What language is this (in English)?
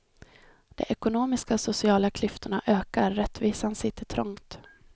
Swedish